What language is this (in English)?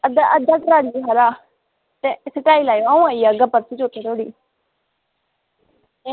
Dogri